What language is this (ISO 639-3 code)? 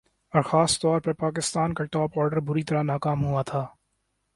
urd